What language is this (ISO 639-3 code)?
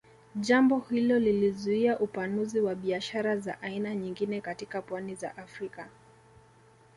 swa